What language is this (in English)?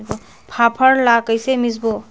Chhattisgarhi